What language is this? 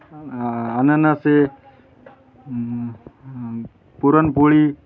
Marathi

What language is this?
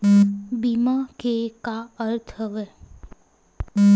Chhattisgarhi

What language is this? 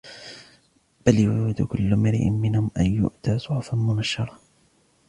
Arabic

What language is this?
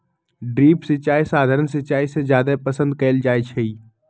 Magahi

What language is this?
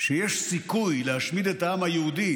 Hebrew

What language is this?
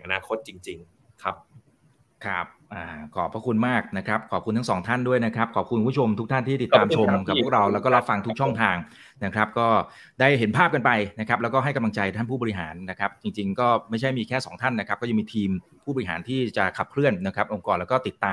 Thai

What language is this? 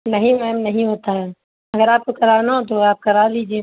Urdu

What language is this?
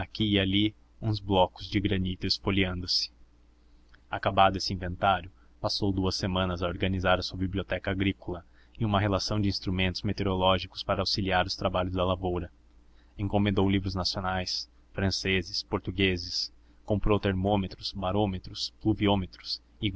Portuguese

